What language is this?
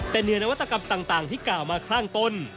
Thai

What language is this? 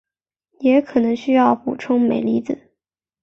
Chinese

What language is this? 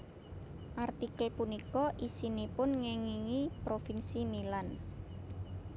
Javanese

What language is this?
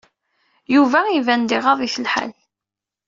Kabyle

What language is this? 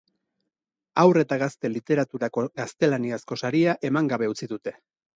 Basque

